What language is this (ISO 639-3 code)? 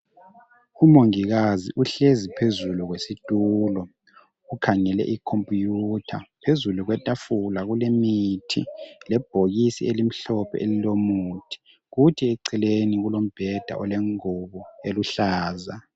nde